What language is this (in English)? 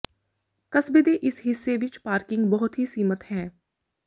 Punjabi